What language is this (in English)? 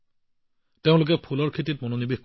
Assamese